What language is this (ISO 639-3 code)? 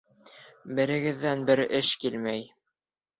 bak